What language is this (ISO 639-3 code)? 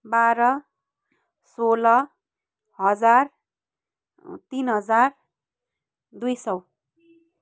nep